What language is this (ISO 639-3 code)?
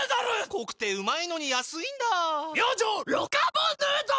jpn